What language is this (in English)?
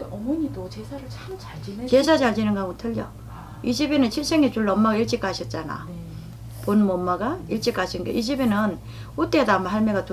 Korean